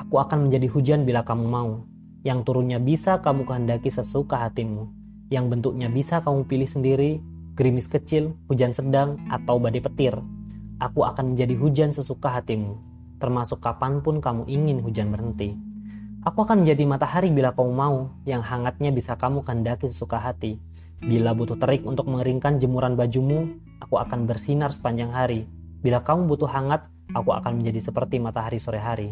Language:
Indonesian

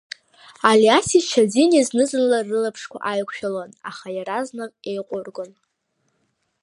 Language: Abkhazian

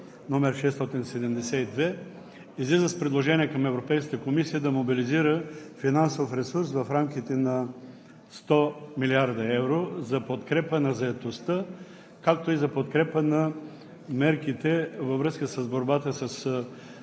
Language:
Bulgarian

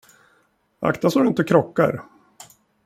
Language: Swedish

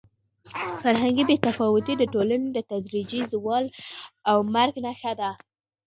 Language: Pashto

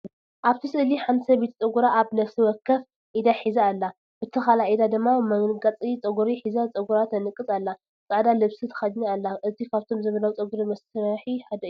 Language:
Tigrinya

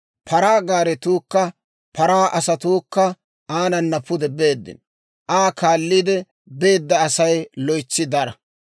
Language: Dawro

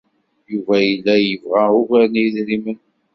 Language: Kabyle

